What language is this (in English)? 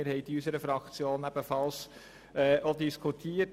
Swiss German